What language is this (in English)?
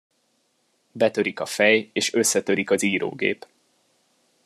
Hungarian